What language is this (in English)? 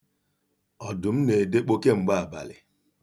Igbo